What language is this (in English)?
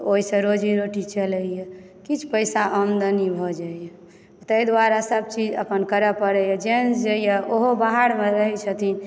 Maithili